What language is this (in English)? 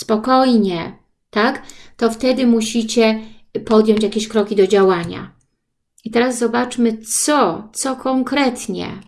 Polish